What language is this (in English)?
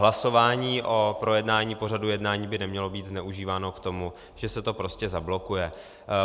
Czech